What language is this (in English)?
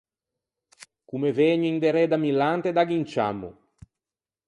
Ligurian